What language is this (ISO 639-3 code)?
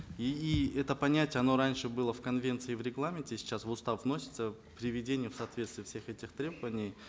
kaz